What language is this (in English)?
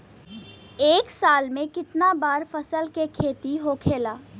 Bhojpuri